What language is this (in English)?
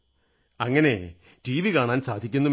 Malayalam